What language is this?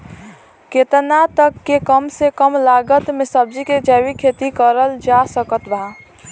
Bhojpuri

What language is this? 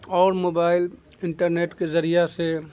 Urdu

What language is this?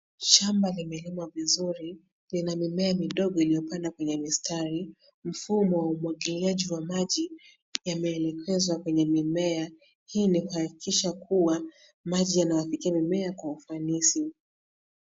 Swahili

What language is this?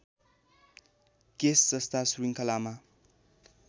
Nepali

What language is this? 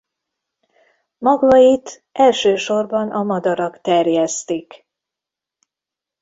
Hungarian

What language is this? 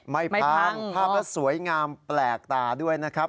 Thai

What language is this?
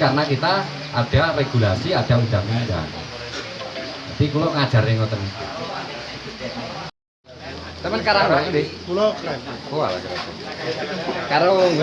Indonesian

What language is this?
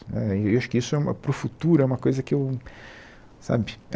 Portuguese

